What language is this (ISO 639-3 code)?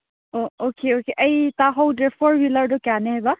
mni